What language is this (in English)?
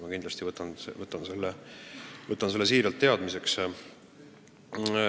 Estonian